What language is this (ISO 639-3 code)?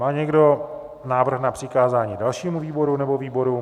ces